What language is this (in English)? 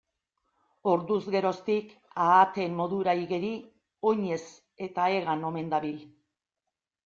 Basque